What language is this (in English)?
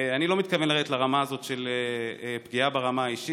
Hebrew